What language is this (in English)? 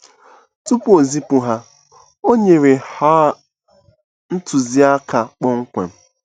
Igbo